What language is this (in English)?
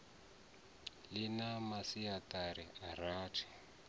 Venda